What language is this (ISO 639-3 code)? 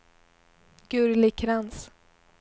swe